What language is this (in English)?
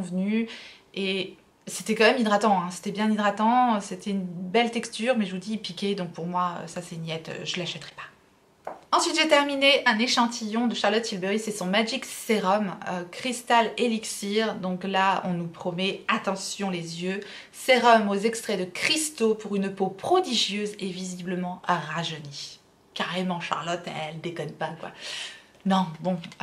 French